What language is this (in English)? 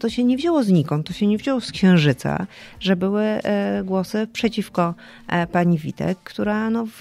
Polish